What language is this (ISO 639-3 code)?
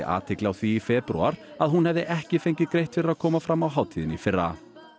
isl